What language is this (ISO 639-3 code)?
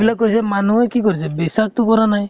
asm